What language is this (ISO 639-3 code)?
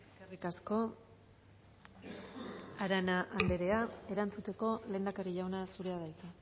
eus